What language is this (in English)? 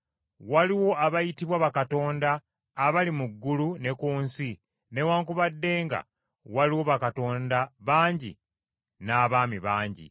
Ganda